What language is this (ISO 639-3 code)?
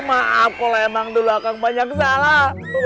ind